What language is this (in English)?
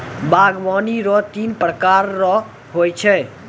Maithili